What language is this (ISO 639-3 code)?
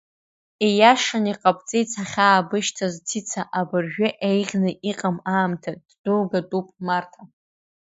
abk